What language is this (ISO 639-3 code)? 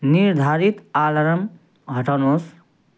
nep